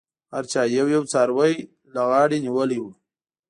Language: Pashto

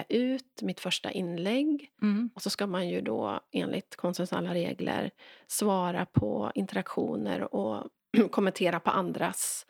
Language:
Swedish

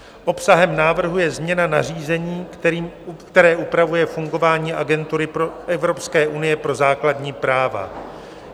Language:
Czech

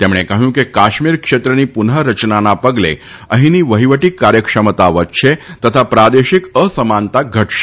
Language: Gujarati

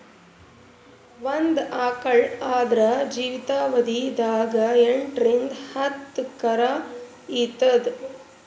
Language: Kannada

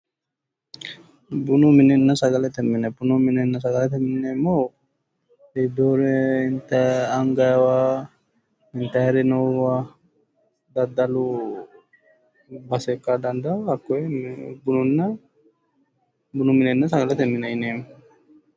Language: Sidamo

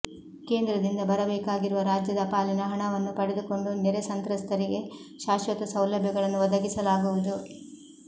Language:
Kannada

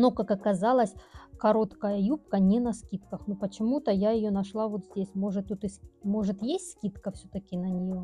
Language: Russian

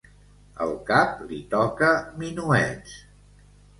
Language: Catalan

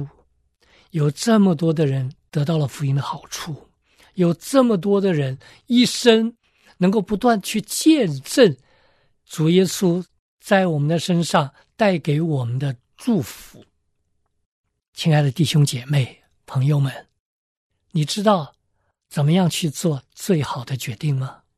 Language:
Chinese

